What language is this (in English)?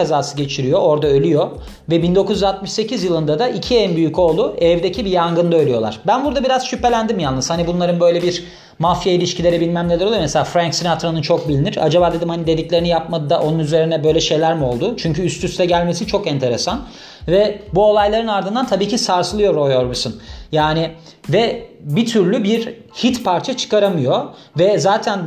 Turkish